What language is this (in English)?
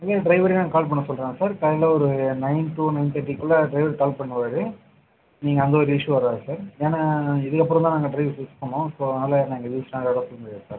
Tamil